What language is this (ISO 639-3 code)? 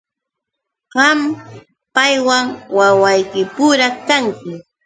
qux